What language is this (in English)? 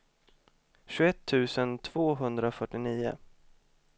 Swedish